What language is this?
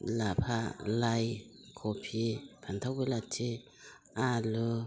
Bodo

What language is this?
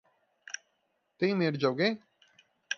Portuguese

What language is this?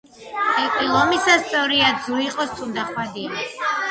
Georgian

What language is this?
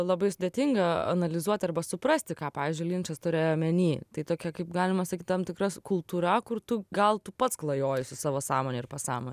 Lithuanian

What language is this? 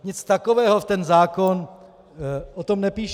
Czech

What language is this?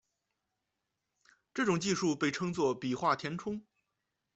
Chinese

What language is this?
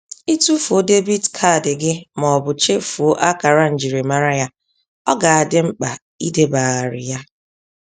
Igbo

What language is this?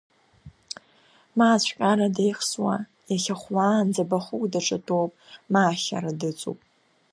Abkhazian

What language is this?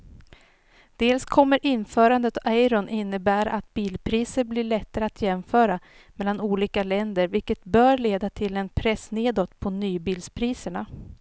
Swedish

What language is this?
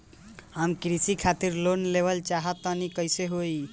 Bhojpuri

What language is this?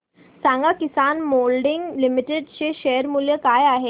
Marathi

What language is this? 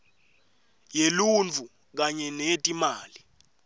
Swati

